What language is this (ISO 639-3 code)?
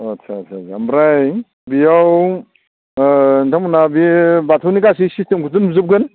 brx